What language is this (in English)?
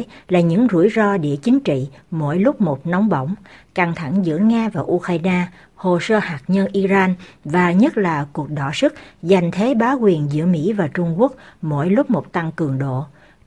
Vietnamese